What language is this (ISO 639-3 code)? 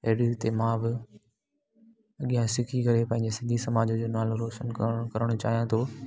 snd